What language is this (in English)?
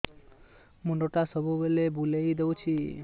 Odia